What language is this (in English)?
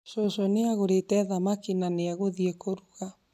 Kikuyu